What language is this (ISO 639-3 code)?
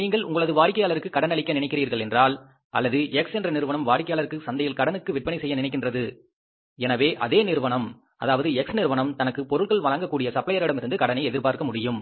tam